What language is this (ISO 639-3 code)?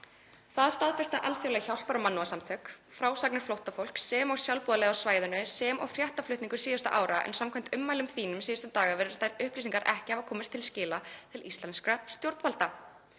isl